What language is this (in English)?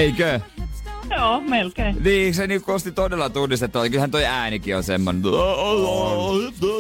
Finnish